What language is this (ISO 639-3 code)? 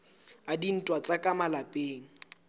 sot